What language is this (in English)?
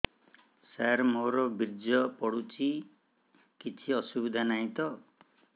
Odia